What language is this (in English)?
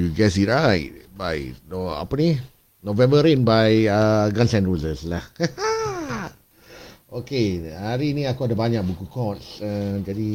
Malay